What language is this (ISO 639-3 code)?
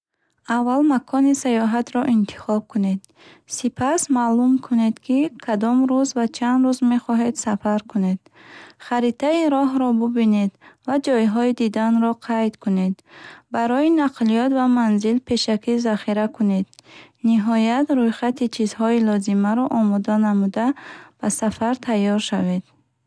bhh